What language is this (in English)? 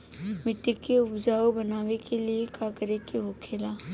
Bhojpuri